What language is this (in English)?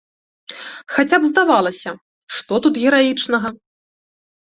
Belarusian